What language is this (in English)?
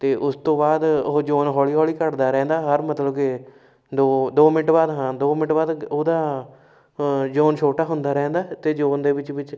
Punjabi